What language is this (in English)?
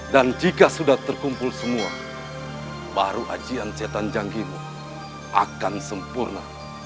Indonesian